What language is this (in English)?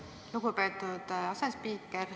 Estonian